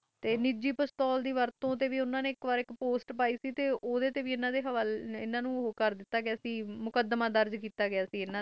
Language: Punjabi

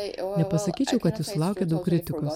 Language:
Lithuanian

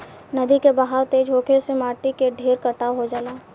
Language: Bhojpuri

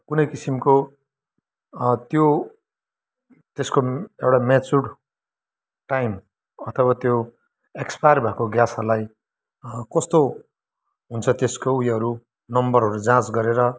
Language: Nepali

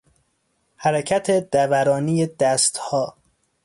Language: Persian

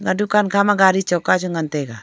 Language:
Wancho Naga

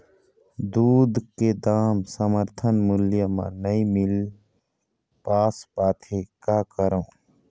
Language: Chhattisgarhi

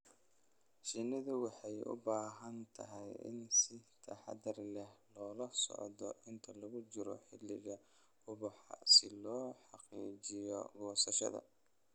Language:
Somali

